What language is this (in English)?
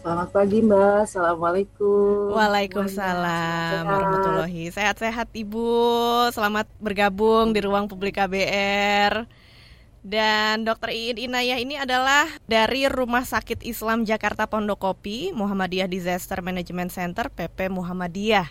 Indonesian